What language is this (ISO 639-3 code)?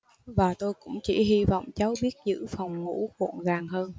vie